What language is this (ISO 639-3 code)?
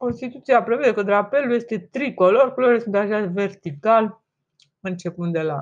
ron